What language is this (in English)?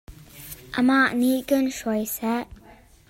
Hakha Chin